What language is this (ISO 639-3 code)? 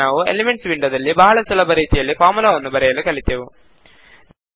kan